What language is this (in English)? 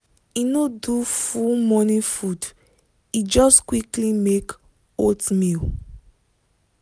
Nigerian Pidgin